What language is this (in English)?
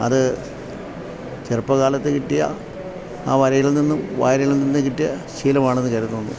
Malayalam